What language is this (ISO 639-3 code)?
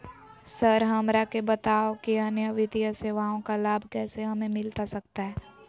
mag